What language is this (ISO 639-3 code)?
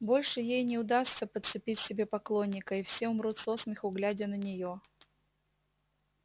rus